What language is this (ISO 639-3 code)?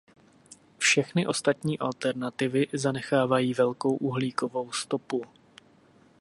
ces